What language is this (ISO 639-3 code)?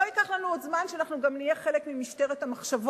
heb